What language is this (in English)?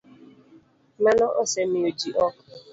Luo (Kenya and Tanzania)